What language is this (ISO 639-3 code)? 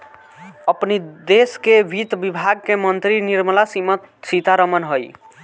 bho